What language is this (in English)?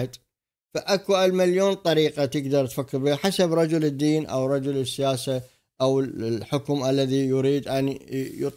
Arabic